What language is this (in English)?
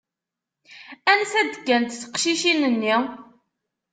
Kabyle